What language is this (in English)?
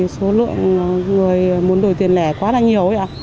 Vietnamese